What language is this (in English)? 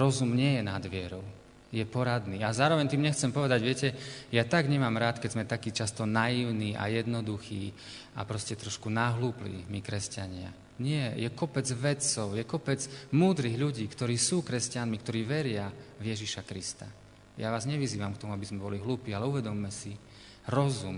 Slovak